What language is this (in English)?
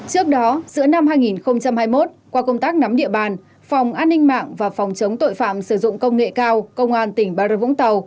Vietnamese